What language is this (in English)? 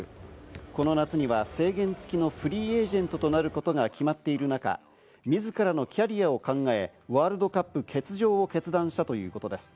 Japanese